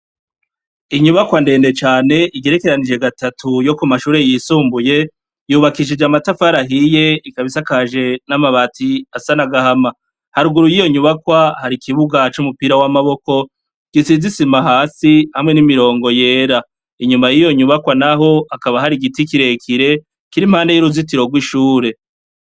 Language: Rundi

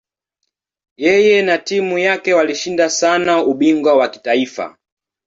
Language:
Swahili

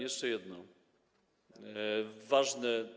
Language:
Polish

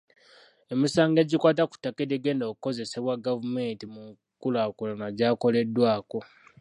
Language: Ganda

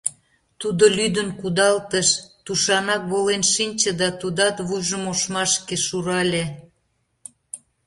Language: Mari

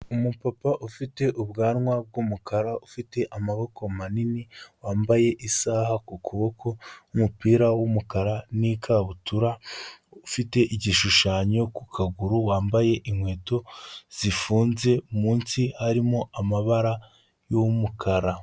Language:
Kinyarwanda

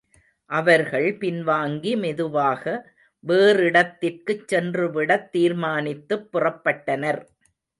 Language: Tamil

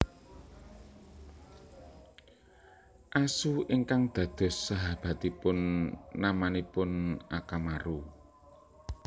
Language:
Javanese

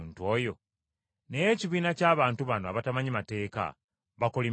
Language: Ganda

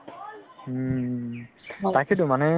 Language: Assamese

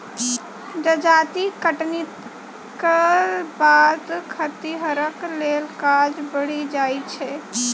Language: Maithili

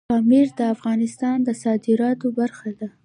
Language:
Pashto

